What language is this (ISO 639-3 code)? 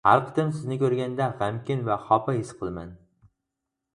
uig